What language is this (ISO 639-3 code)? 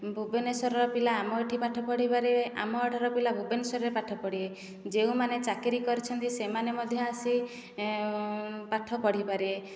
ori